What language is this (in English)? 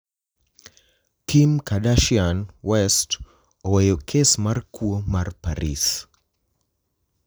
Luo (Kenya and Tanzania)